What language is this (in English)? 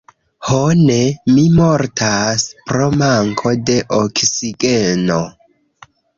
Esperanto